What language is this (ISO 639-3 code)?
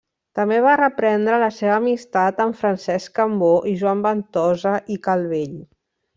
cat